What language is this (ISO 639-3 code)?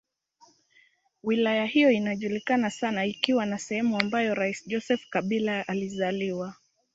swa